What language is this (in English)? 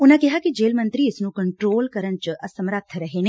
Punjabi